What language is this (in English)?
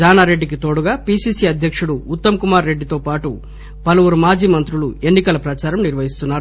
Telugu